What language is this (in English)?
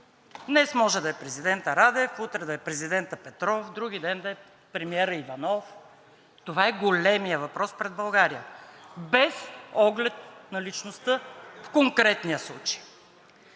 Bulgarian